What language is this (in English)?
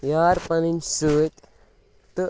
Kashmiri